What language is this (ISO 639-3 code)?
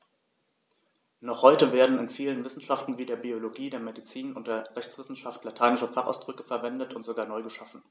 deu